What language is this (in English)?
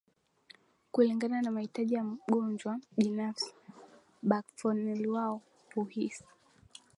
Swahili